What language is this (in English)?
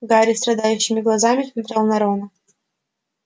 Russian